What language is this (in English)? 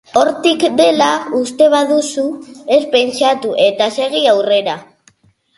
Basque